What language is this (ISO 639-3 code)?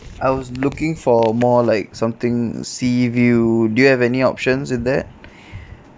eng